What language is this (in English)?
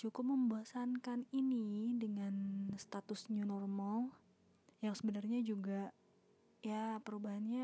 Indonesian